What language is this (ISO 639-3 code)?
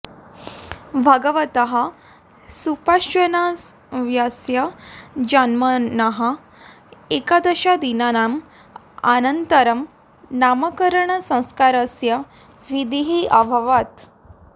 san